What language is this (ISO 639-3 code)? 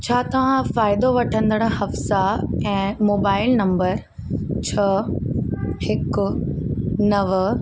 snd